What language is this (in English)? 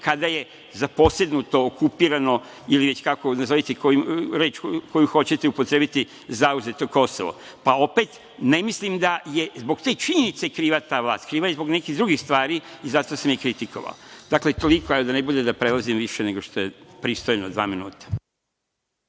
Serbian